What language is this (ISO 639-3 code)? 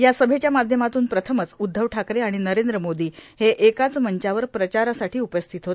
mar